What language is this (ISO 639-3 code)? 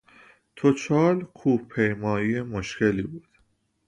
fas